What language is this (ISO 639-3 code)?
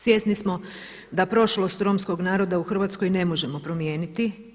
hrv